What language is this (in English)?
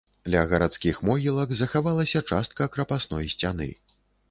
Belarusian